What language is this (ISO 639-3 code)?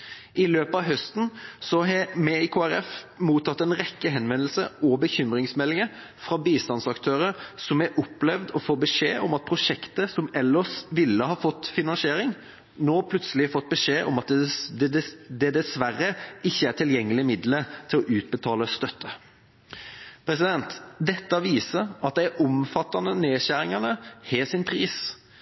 nob